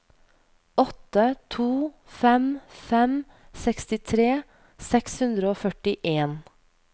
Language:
Norwegian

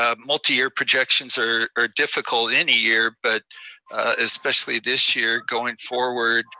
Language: English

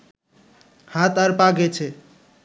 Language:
Bangla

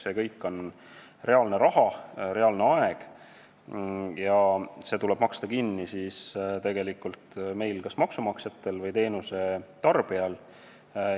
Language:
Estonian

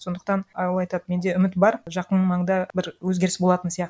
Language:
Kazakh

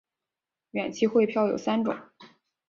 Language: Chinese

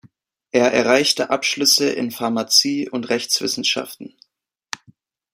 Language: German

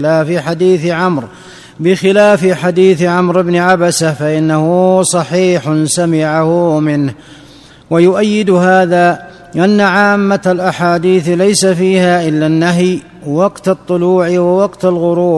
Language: Arabic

